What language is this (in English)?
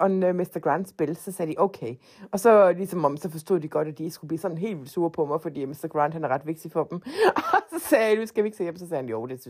Danish